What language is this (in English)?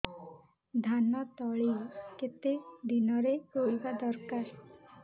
Odia